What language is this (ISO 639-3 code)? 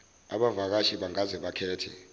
zul